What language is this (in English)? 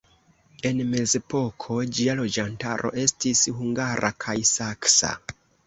Esperanto